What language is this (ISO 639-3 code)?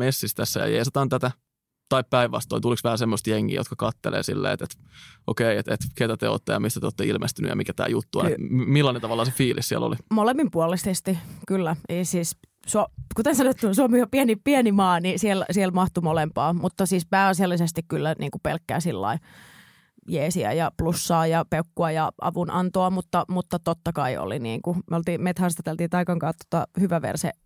fin